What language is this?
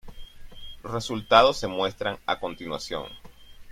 Spanish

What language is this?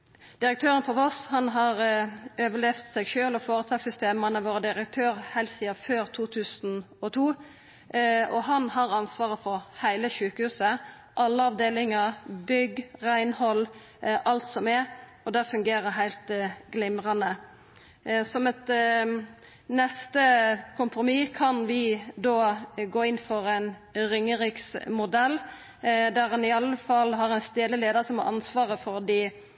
Norwegian Nynorsk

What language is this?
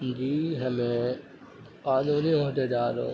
Urdu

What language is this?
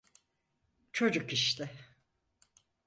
Turkish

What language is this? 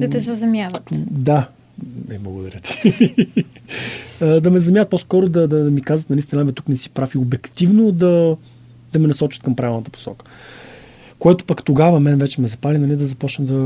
Bulgarian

